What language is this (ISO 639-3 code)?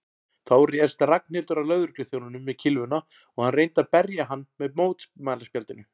isl